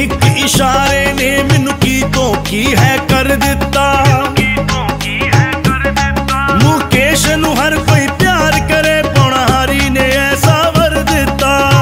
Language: Hindi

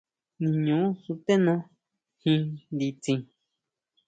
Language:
Huautla Mazatec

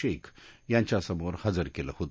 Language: Marathi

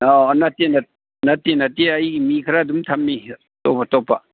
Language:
Manipuri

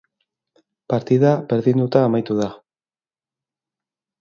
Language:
Basque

